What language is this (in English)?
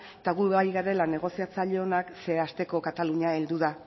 Basque